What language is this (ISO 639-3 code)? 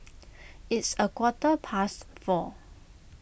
eng